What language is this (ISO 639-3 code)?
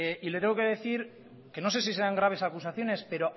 spa